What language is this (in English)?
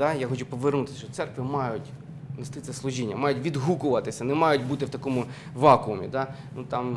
Ukrainian